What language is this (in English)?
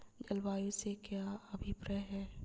Hindi